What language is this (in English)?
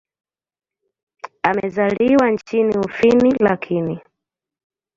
Swahili